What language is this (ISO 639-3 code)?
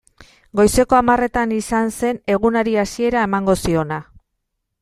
eus